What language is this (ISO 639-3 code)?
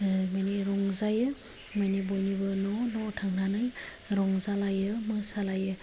brx